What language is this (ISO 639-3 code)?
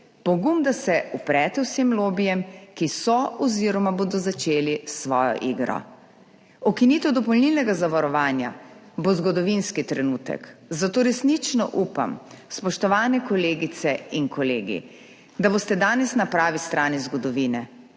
slv